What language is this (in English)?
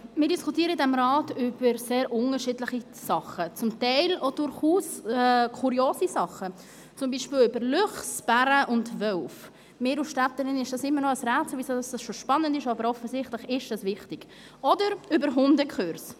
Swiss German